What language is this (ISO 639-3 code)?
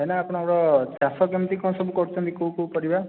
ori